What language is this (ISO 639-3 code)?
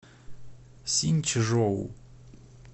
rus